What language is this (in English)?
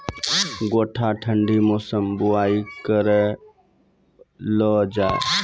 Maithili